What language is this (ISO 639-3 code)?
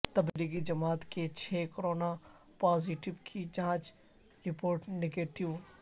urd